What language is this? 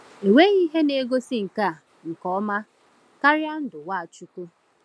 Igbo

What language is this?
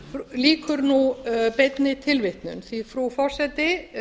Icelandic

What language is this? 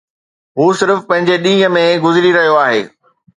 Sindhi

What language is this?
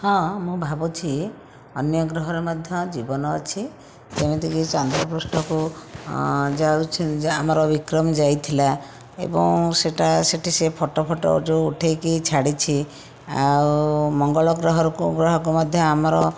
Odia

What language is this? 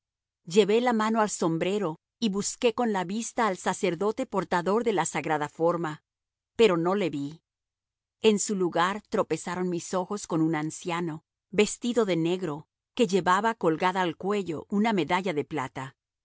Spanish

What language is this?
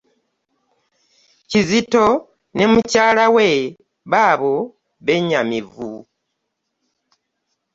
Ganda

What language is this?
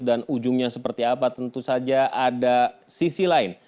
Indonesian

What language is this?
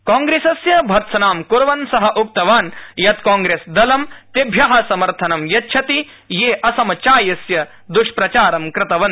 Sanskrit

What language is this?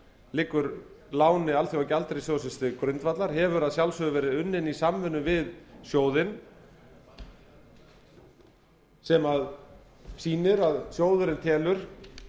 Icelandic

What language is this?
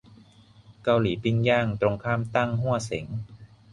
Thai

